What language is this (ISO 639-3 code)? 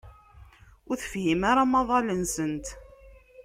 kab